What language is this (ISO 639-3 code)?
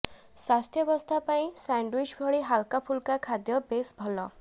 ori